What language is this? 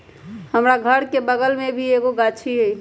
Magahi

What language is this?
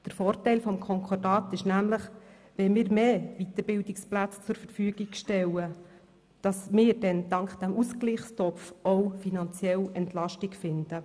Swiss German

